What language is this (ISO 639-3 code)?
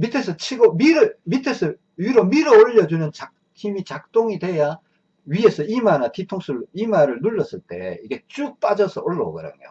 kor